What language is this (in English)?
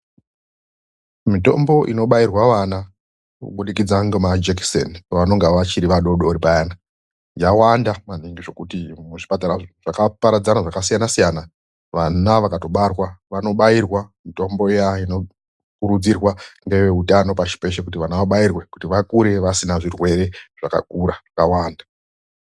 Ndau